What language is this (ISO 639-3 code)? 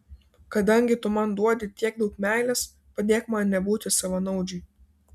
lit